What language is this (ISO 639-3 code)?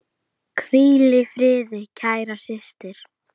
isl